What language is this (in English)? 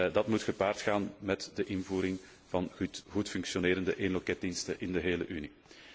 Dutch